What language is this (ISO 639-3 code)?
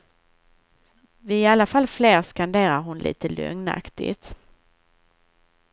swe